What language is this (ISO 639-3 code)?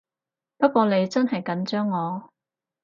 yue